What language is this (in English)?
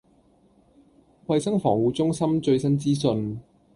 Cantonese